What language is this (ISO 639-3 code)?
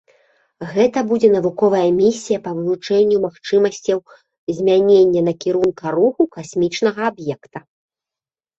bel